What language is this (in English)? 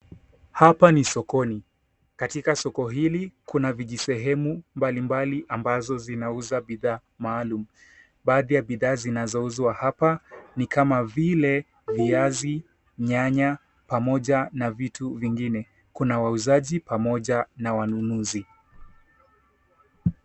Swahili